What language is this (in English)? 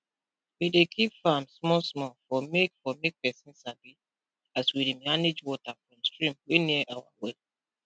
Nigerian Pidgin